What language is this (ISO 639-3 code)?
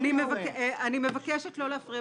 heb